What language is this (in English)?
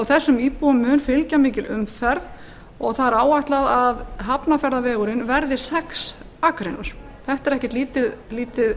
Icelandic